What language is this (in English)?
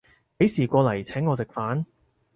Cantonese